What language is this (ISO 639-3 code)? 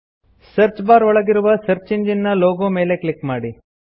kan